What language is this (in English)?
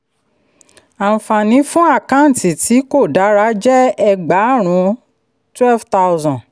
Yoruba